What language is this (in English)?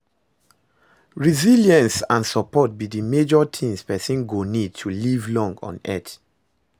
Nigerian Pidgin